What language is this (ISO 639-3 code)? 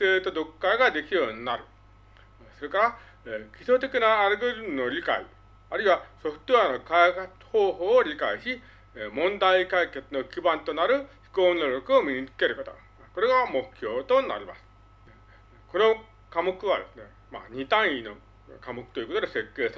jpn